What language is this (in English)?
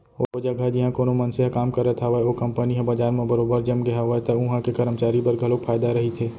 Chhattisgarhi